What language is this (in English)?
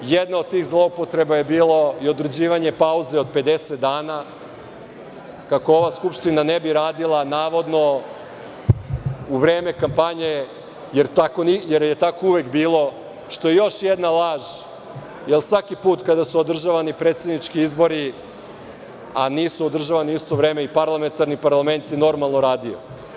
Serbian